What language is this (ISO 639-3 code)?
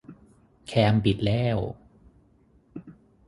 tha